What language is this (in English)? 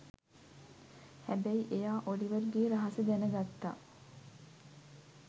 Sinhala